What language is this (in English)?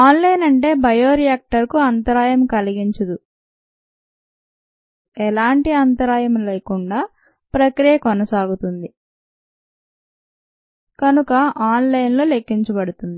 Telugu